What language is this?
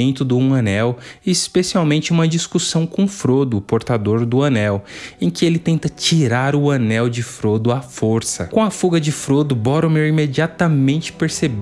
Portuguese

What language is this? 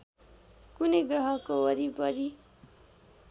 Nepali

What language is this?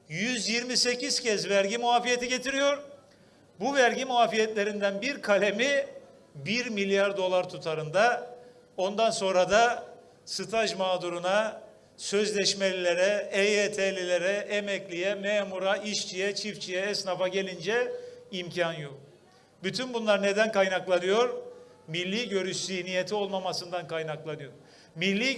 Turkish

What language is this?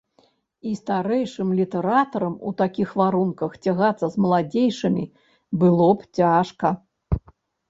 Belarusian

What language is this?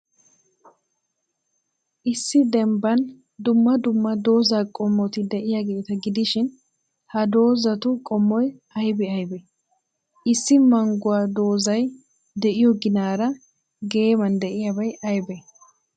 Wolaytta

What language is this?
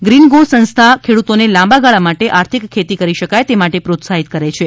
Gujarati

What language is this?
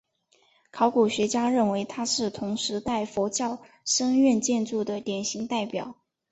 Chinese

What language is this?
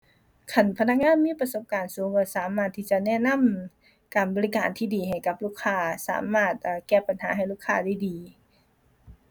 Thai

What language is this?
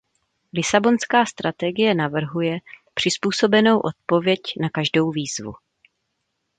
Czech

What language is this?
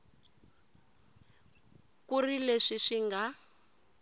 Tsonga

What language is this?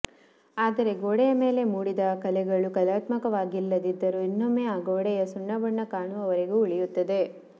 Kannada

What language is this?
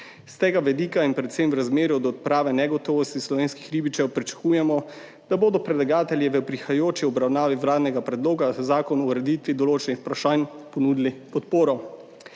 Slovenian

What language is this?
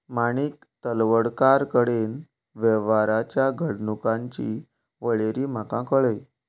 Konkani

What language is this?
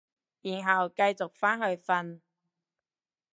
Cantonese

